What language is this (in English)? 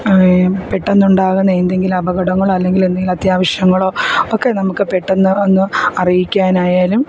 Malayalam